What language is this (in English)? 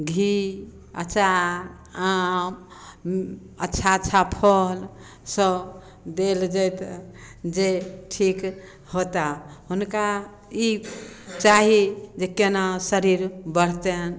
Maithili